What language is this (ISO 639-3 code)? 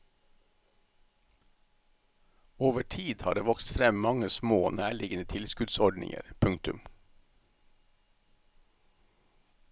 nor